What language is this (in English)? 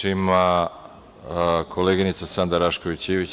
Serbian